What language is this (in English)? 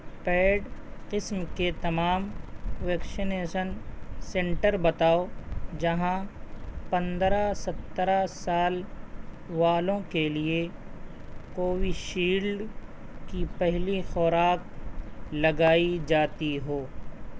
Urdu